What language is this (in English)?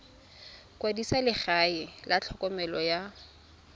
Tswana